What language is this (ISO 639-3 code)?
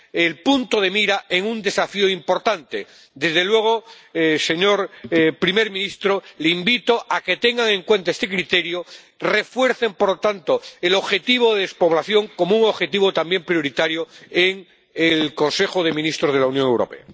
spa